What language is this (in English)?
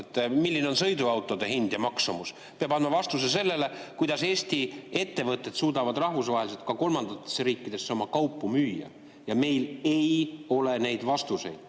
Estonian